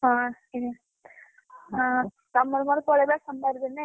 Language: Odia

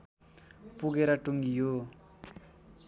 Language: Nepali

